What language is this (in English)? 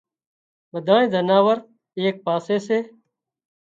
Wadiyara Koli